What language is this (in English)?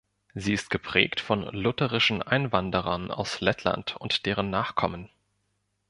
German